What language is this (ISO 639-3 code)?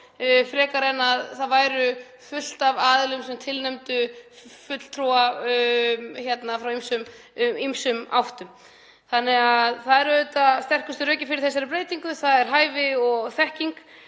isl